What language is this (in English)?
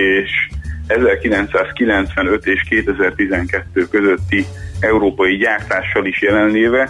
Hungarian